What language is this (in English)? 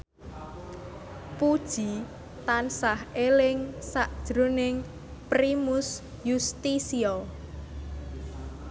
Javanese